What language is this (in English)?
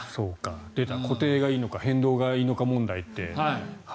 Japanese